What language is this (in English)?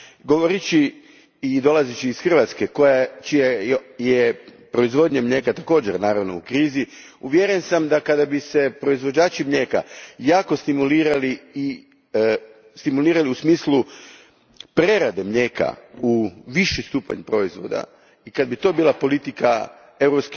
Croatian